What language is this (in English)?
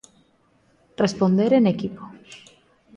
Galician